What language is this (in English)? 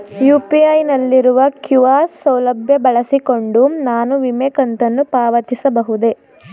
Kannada